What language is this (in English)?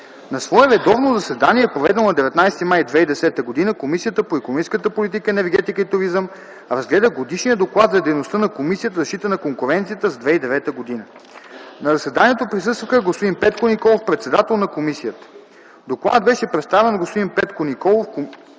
Bulgarian